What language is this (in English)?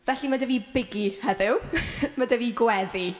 Welsh